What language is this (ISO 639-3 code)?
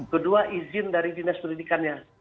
ind